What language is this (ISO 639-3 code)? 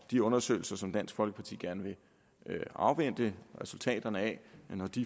dan